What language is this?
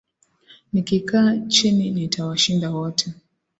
Swahili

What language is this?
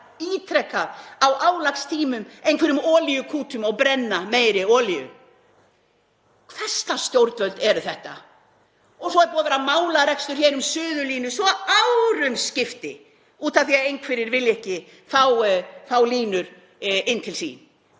Icelandic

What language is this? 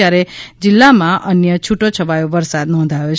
Gujarati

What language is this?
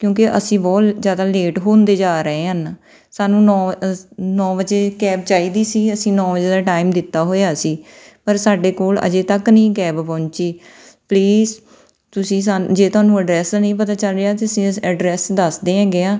Punjabi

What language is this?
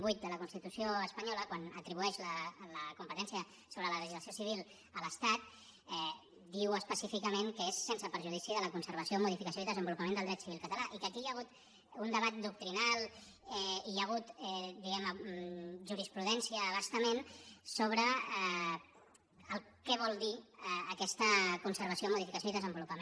Catalan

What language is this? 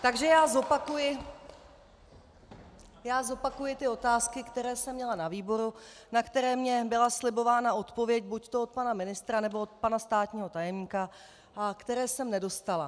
Czech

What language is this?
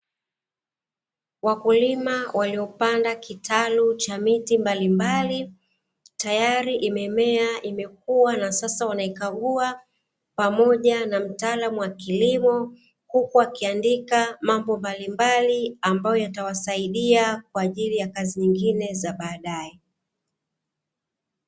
Swahili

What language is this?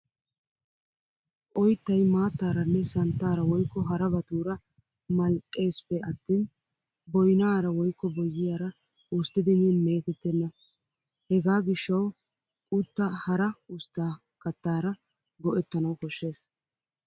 Wolaytta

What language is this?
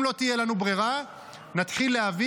Hebrew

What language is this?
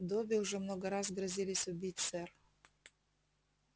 Russian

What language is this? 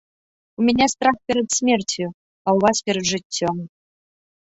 Belarusian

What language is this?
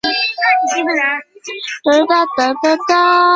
Chinese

